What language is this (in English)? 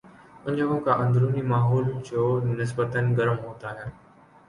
Urdu